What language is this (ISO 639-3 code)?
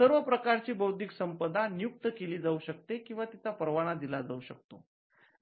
mar